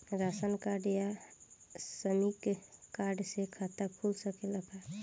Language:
Bhojpuri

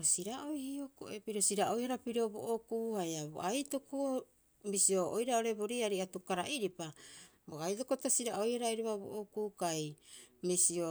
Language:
Rapoisi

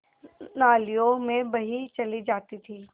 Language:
Hindi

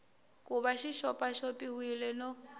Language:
Tsonga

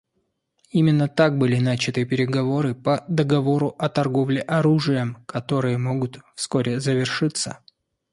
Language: Russian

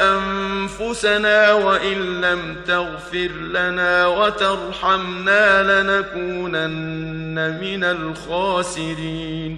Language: Arabic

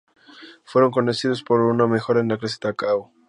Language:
Spanish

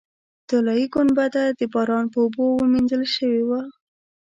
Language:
Pashto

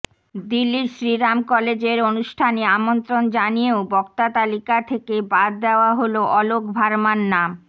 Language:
Bangla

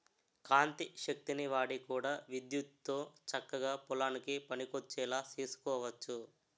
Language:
Telugu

